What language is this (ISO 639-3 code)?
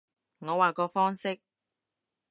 yue